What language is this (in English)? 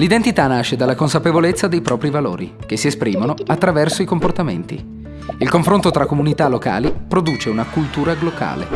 Italian